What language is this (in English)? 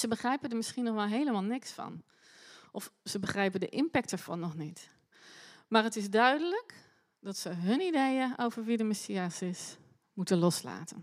Dutch